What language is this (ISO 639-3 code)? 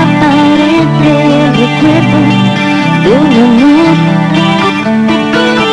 kor